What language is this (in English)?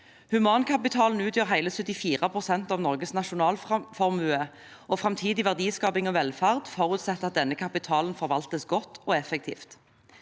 Norwegian